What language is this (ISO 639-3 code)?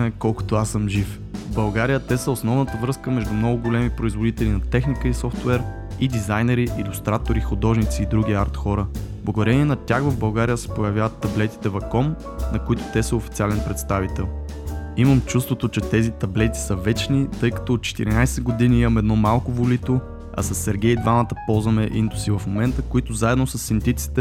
bul